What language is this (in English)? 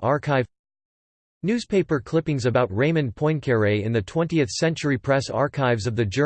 English